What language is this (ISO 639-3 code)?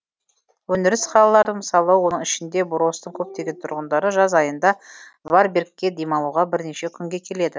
kaz